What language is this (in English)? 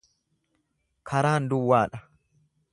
Oromo